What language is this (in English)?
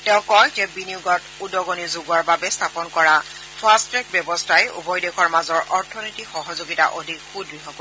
Assamese